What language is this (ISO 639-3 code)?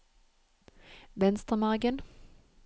nor